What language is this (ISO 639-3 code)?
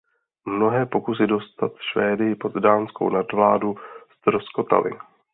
ces